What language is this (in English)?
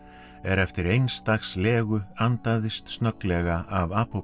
Icelandic